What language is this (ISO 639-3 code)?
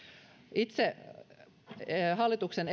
fin